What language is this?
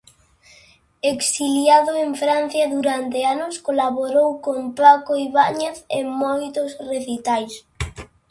Galician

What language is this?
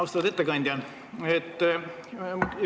Estonian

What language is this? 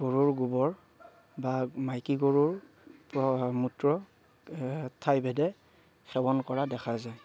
Assamese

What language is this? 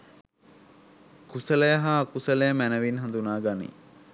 Sinhala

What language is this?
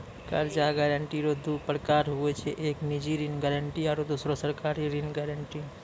Maithili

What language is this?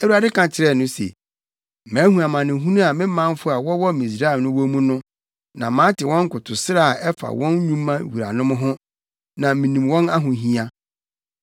Akan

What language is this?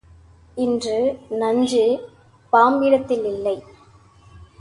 Tamil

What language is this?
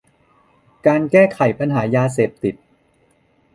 Thai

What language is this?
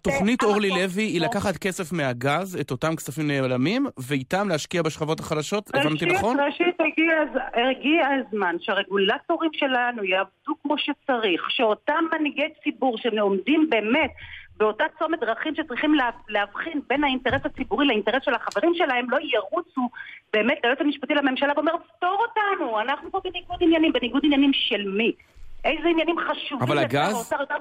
Hebrew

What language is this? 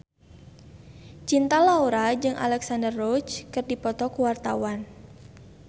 Sundanese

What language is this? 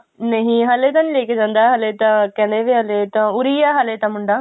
Punjabi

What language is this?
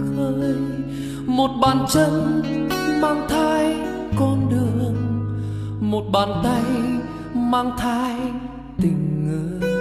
Vietnamese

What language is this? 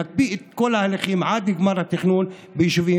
Hebrew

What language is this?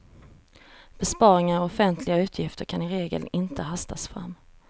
Swedish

